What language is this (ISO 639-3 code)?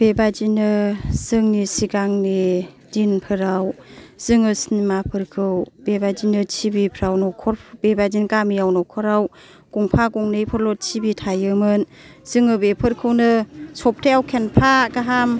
brx